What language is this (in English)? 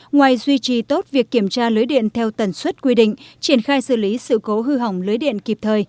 Vietnamese